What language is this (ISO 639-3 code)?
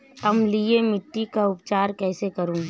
hin